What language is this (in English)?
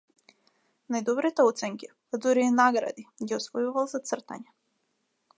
Macedonian